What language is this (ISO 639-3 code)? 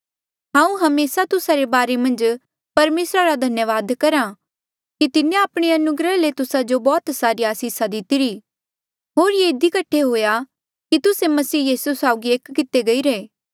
mjl